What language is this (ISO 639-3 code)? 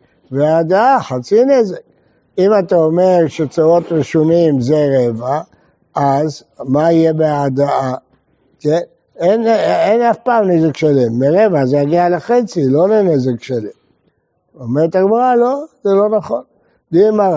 heb